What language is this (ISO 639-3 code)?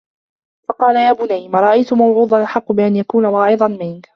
ara